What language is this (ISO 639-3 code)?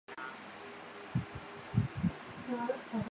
zho